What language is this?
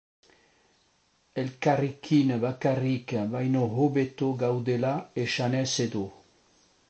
Basque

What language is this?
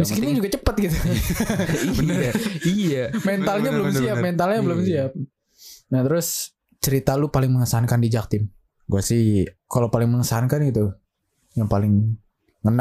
Indonesian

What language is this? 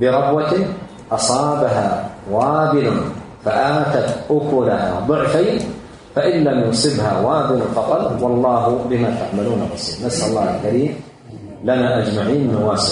Arabic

